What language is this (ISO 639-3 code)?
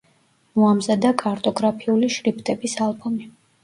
kat